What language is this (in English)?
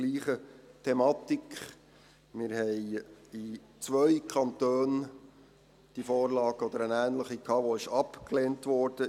Swiss German